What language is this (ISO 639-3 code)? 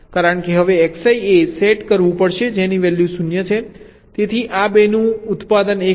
guj